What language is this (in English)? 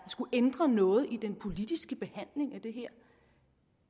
Danish